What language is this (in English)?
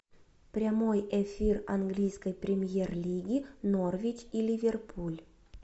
Russian